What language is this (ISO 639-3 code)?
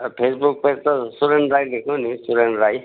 nep